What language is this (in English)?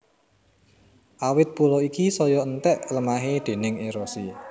Javanese